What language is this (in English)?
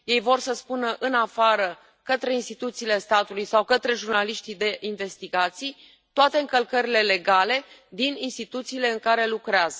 Romanian